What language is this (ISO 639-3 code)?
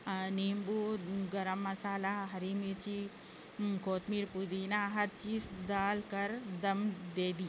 urd